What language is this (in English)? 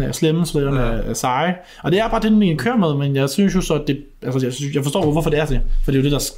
Danish